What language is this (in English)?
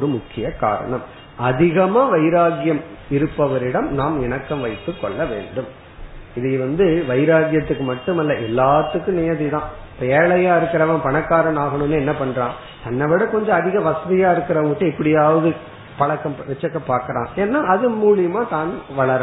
Tamil